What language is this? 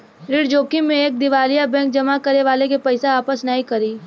Bhojpuri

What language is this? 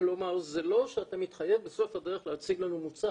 Hebrew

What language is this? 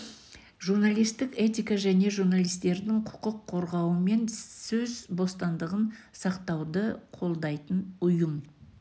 Kazakh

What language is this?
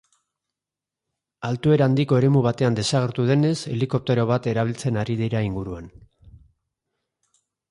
Basque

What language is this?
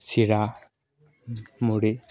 Assamese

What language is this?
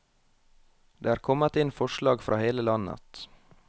Norwegian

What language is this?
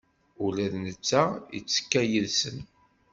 Kabyle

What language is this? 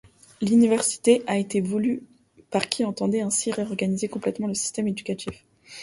French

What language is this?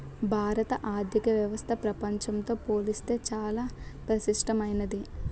Telugu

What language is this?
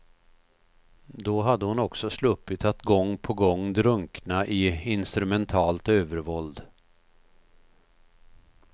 Swedish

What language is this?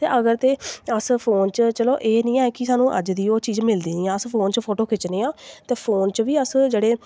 Dogri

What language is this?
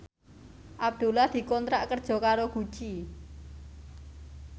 Javanese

